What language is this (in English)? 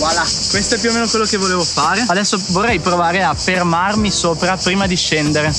Italian